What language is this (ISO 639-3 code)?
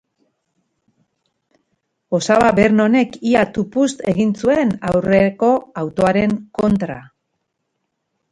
eus